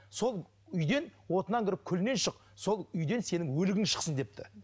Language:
Kazakh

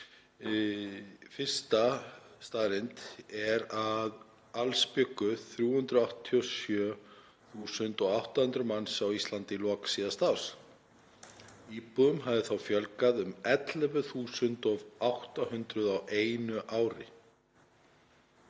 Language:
Icelandic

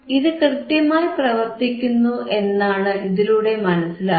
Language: Malayalam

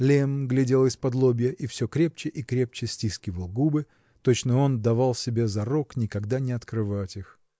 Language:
Russian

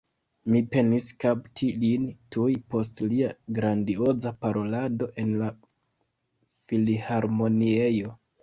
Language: Esperanto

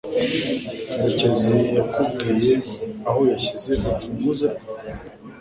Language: Kinyarwanda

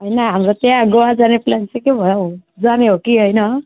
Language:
Nepali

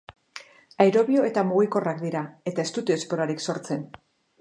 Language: Basque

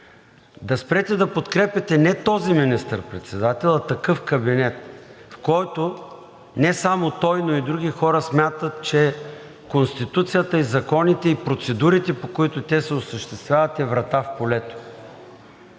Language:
Bulgarian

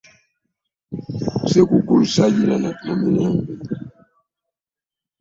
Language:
Ganda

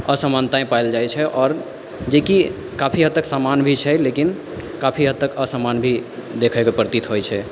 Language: Maithili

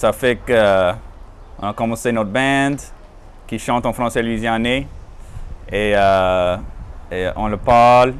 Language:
French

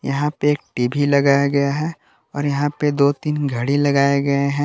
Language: Hindi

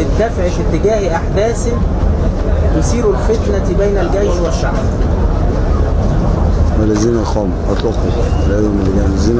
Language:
Arabic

